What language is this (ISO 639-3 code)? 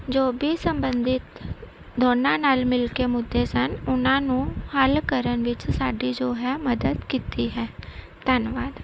pan